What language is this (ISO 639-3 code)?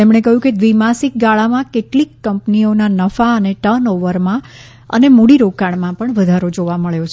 guj